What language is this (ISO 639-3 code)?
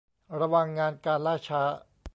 tha